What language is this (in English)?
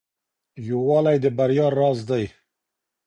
Pashto